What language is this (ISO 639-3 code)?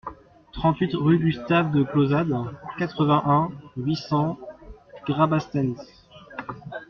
fra